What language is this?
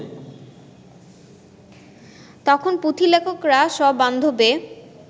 Bangla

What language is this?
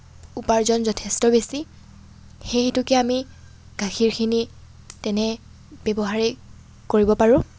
Assamese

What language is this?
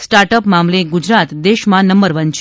Gujarati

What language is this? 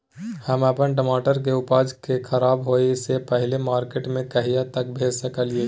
Maithili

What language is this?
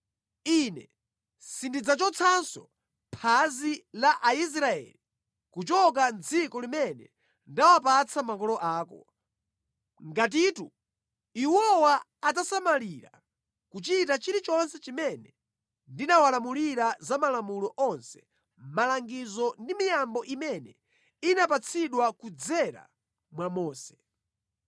Nyanja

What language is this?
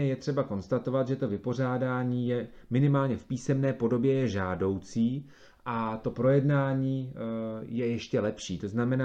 Czech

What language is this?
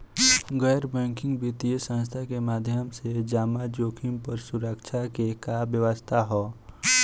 Bhojpuri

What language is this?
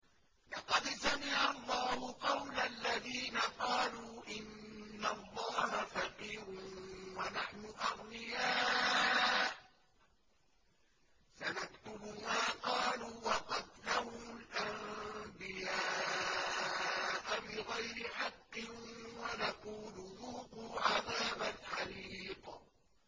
Arabic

